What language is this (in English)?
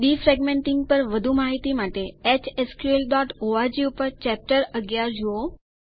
Gujarati